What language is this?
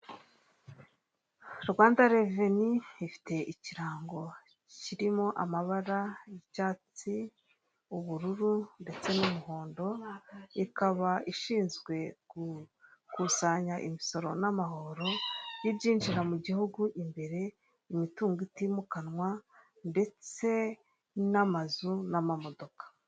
Kinyarwanda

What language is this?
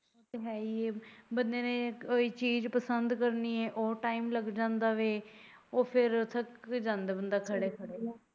Punjabi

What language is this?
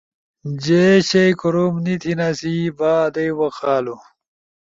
Ushojo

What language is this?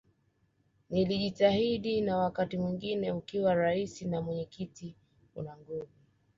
Swahili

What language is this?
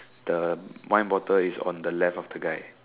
English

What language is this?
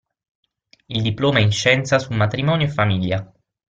Italian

